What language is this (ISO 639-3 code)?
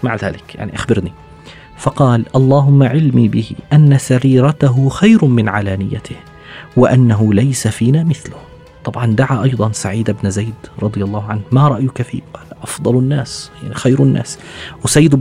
ara